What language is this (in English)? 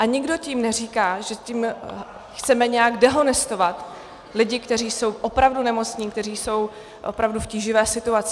Czech